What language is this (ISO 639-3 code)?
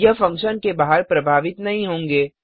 hin